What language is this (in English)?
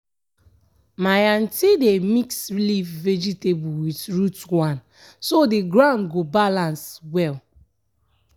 Nigerian Pidgin